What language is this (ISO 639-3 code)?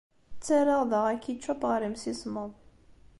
kab